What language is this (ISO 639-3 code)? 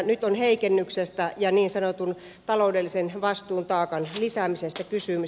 fin